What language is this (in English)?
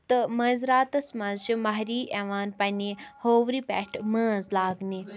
Kashmiri